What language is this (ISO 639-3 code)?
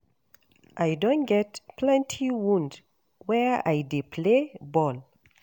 pcm